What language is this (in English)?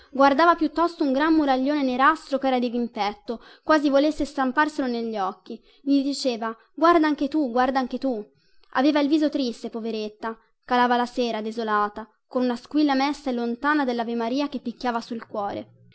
Italian